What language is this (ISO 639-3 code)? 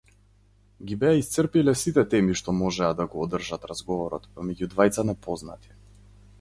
mkd